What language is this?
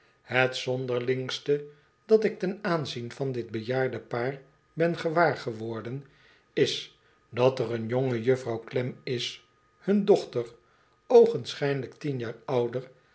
Dutch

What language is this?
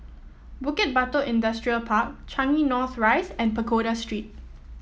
English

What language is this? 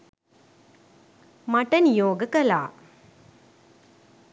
Sinhala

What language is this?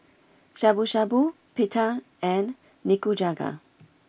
English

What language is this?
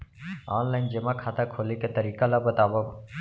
Chhattisgarhi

